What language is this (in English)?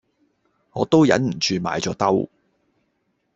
Cantonese